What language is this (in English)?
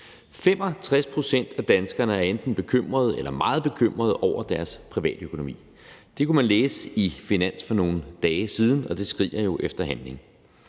Danish